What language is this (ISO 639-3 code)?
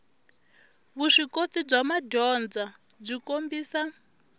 tso